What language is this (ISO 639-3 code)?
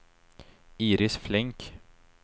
swe